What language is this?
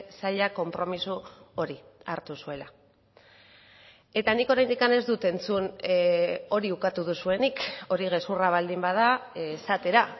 Basque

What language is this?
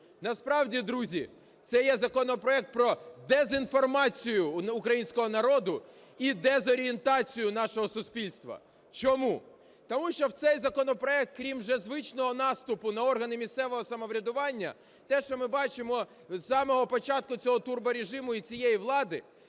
Ukrainian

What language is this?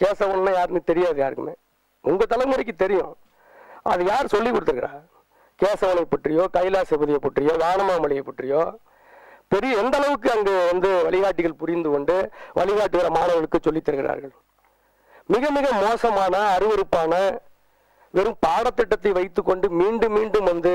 Tamil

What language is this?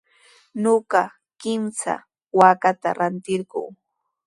Sihuas Ancash Quechua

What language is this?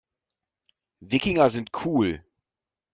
German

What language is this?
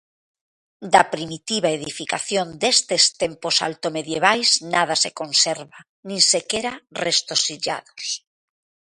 Galician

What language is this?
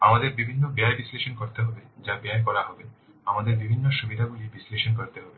Bangla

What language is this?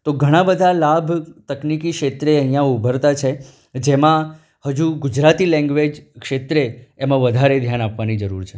Gujarati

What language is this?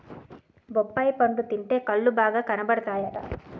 Telugu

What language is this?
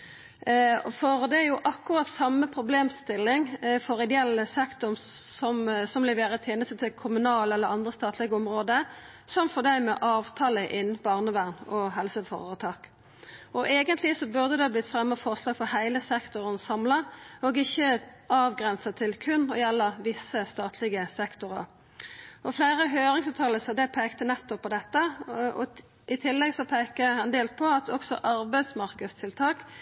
Norwegian Nynorsk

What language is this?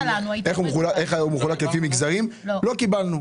Hebrew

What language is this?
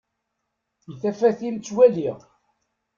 Kabyle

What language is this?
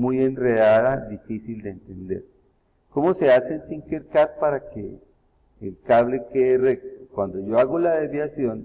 Spanish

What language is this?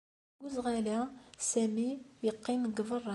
Kabyle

